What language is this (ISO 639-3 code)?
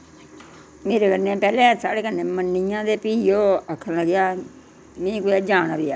doi